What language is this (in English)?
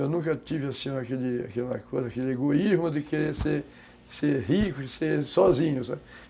Portuguese